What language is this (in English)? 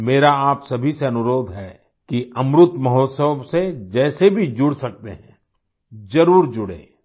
Hindi